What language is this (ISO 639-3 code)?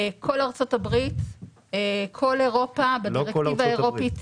heb